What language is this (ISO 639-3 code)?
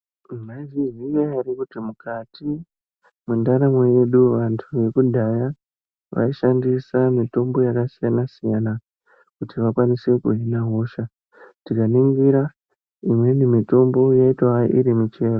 ndc